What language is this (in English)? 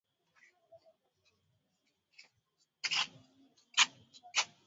Swahili